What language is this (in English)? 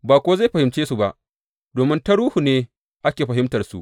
Hausa